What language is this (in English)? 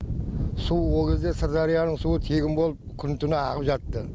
Kazakh